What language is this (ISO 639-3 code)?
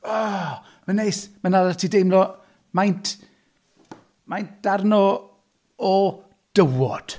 cym